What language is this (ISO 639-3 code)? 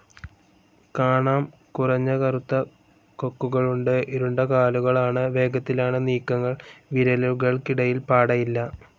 mal